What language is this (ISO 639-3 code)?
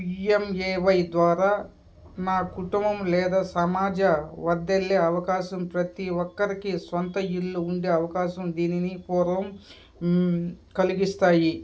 tel